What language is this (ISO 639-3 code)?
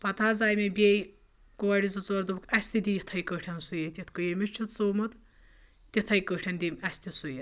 kas